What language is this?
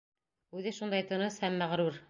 Bashkir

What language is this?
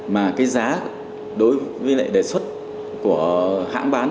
Vietnamese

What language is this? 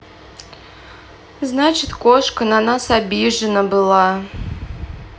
Russian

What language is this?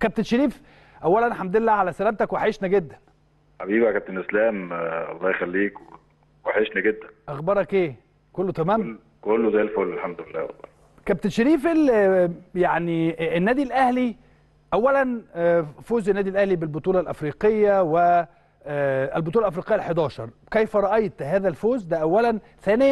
Arabic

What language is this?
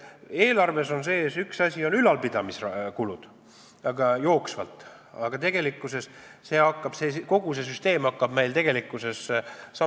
Estonian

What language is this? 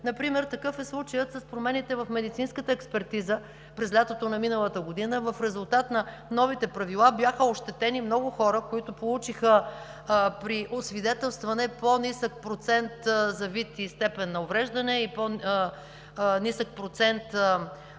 Bulgarian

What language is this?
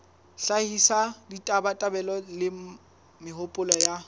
Southern Sotho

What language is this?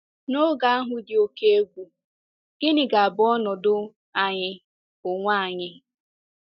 Igbo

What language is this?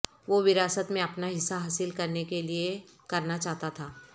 Urdu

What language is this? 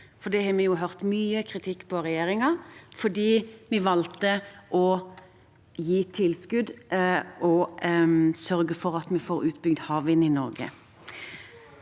Norwegian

